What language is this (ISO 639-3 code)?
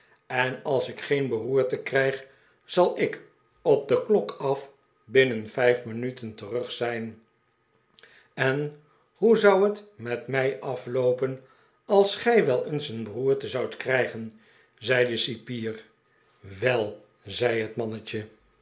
nld